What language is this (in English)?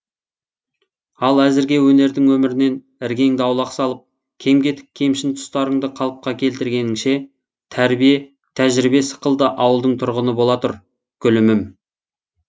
Kazakh